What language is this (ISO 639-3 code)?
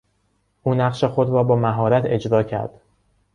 fas